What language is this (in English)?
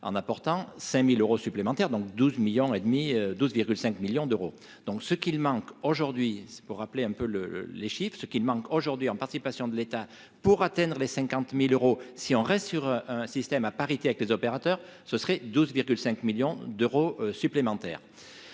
French